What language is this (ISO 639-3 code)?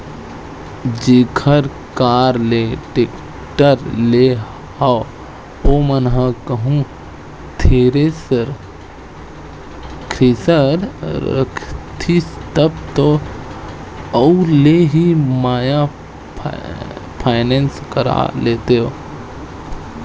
hne